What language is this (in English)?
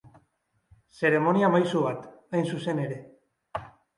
Basque